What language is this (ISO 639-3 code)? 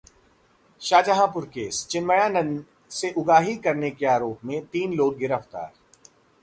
hin